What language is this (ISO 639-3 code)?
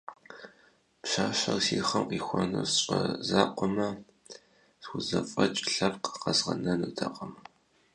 kbd